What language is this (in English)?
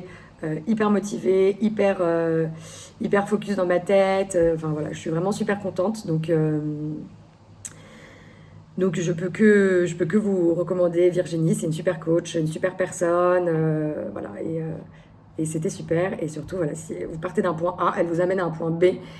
French